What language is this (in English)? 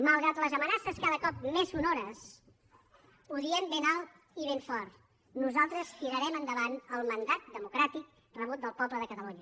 Catalan